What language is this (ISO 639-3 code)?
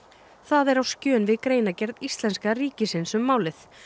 isl